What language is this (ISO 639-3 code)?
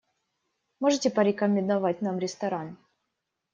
rus